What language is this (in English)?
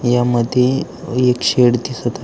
Marathi